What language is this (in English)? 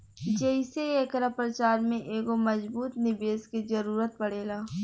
Bhojpuri